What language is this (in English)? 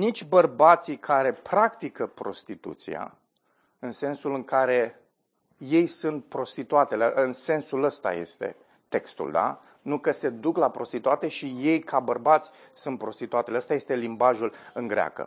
Romanian